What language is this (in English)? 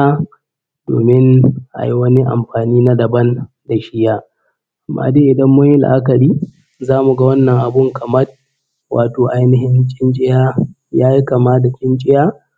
Hausa